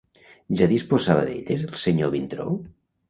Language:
Catalan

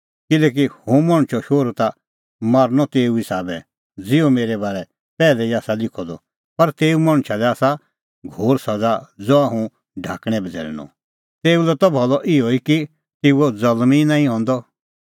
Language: Kullu Pahari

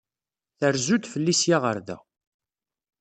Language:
Kabyle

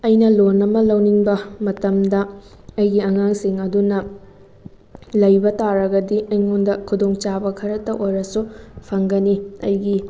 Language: Manipuri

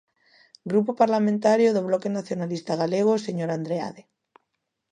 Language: Galician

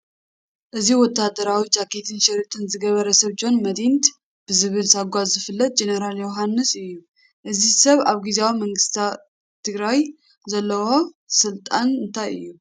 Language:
Tigrinya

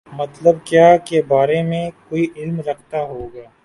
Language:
Urdu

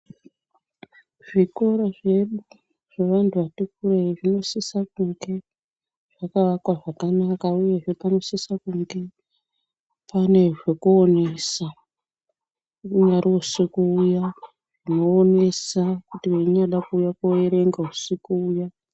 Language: Ndau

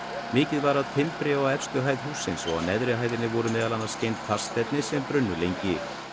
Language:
Icelandic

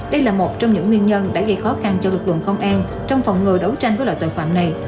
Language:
Vietnamese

